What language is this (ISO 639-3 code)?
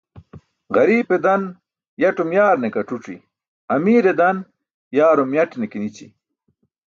bsk